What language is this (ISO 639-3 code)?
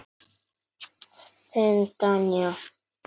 isl